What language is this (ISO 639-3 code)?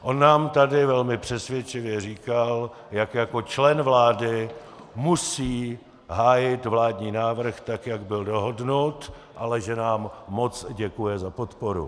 ces